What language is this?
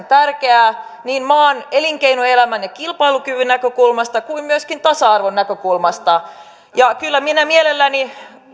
Finnish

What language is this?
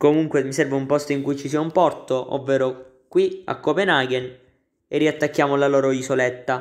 Italian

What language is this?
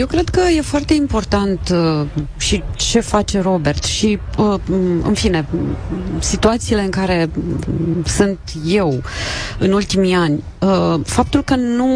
Romanian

